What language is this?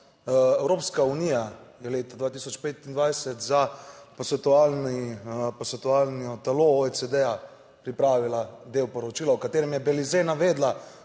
Slovenian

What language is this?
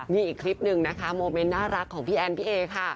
Thai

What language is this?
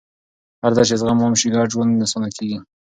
Pashto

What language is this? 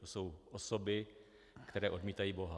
Czech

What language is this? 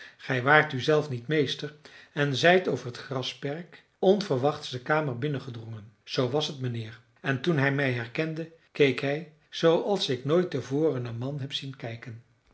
Dutch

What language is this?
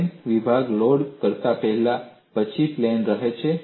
Gujarati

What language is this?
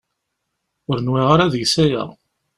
Kabyle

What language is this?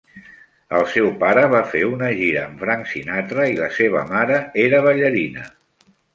Catalan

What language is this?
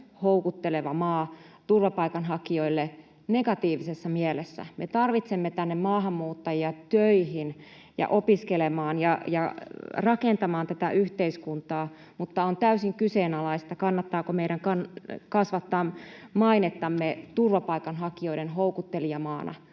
Finnish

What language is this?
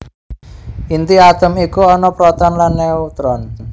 Javanese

